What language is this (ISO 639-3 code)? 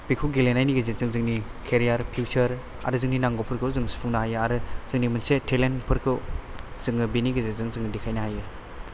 brx